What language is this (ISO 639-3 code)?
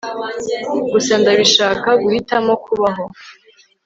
kin